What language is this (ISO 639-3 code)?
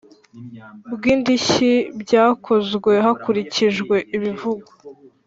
kin